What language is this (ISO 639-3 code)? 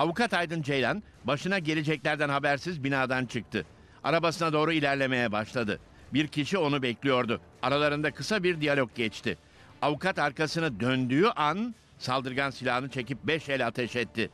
tur